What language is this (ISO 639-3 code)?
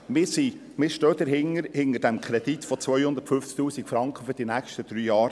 gsw